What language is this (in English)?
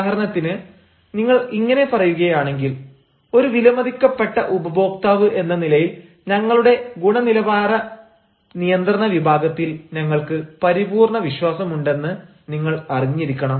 Malayalam